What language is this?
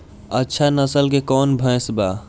Bhojpuri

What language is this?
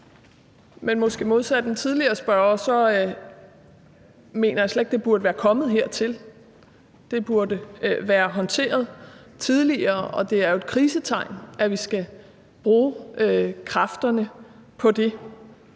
Danish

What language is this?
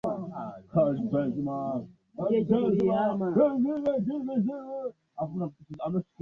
Swahili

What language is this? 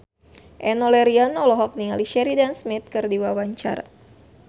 Sundanese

